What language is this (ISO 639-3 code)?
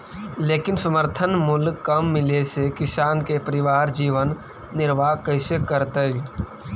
mag